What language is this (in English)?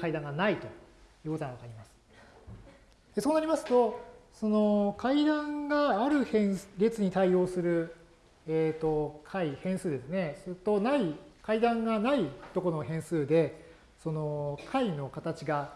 Japanese